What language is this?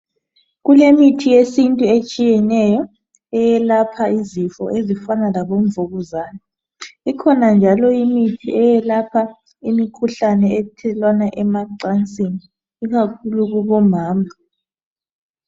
North Ndebele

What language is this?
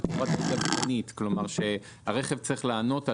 Hebrew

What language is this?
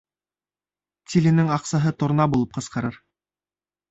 Bashkir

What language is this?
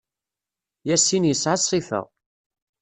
Kabyle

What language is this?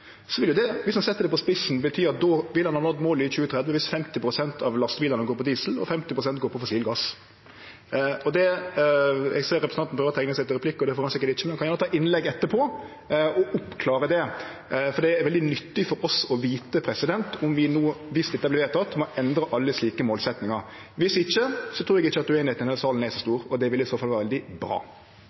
Norwegian Nynorsk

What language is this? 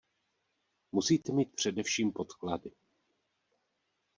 Czech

